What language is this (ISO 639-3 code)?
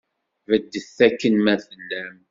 kab